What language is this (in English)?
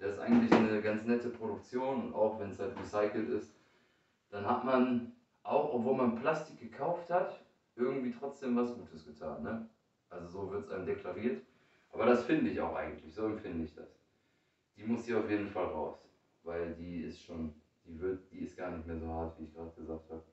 German